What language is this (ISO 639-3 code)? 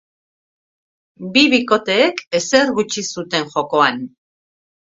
eus